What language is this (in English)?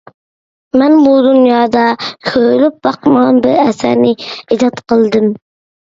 Uyghur